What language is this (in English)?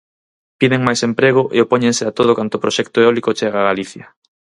Galician